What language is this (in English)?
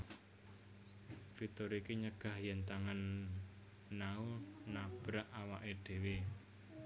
Javanese